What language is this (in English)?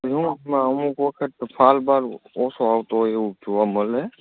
Gujarati